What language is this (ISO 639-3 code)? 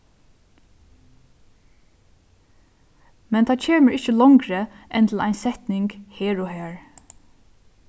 fao